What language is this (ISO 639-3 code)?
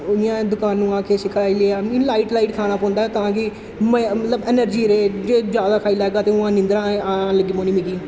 doi